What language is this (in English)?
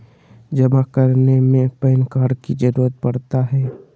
Magahi